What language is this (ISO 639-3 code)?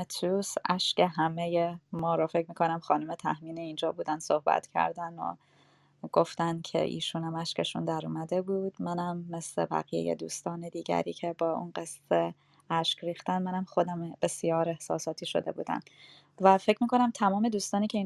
fas